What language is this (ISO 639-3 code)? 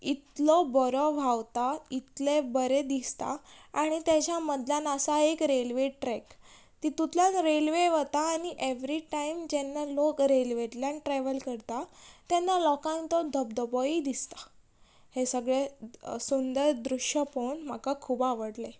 kok